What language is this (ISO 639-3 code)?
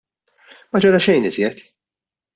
mlt